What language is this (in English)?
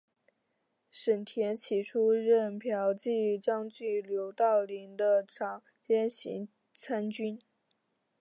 Chinese